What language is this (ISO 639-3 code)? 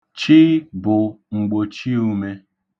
ibo